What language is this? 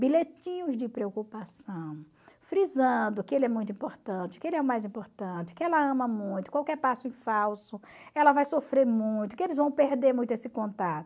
Portuguese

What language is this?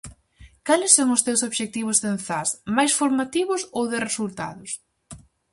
Galician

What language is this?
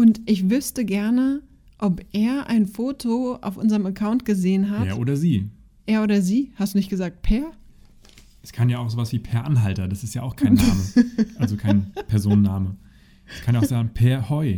German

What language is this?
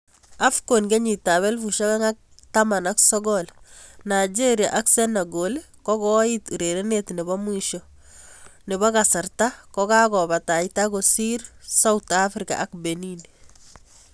Kalenjin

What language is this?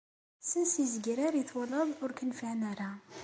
Kabyle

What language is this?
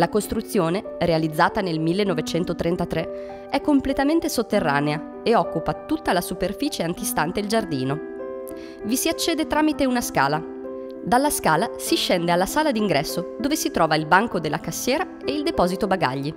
Italian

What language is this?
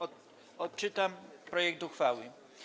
Polish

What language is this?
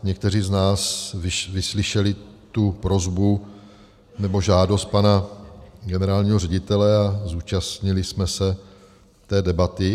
Czech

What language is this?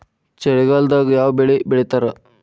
Kannada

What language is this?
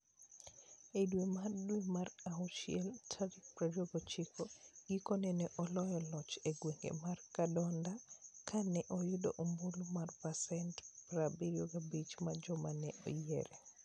Luo (Kenya and Tanzania)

